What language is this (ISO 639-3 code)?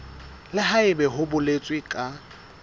sot